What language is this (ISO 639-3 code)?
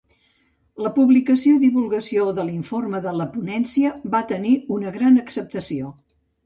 cat